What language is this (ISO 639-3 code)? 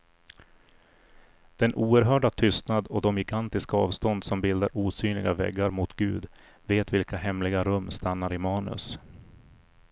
swe